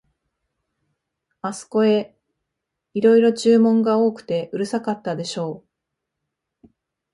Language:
Japanese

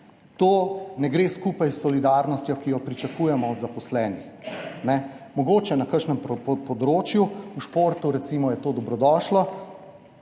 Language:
Slovenian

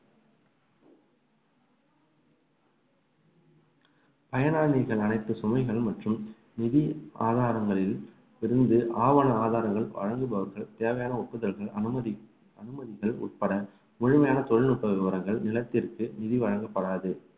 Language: Tamil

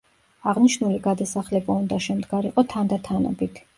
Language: Georgian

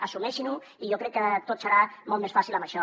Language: Catalan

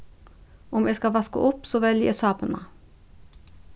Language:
Faroese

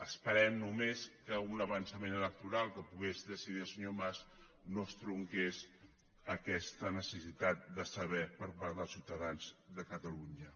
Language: Catalan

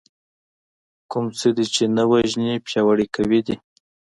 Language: Pashto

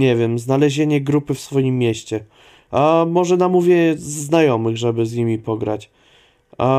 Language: Polish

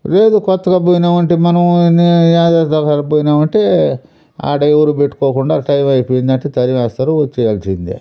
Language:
Telugu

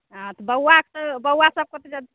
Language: Maithili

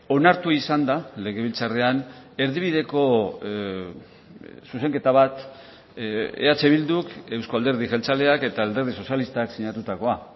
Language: Basque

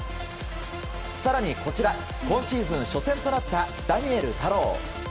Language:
Japanese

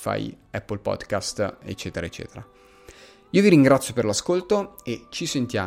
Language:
Italian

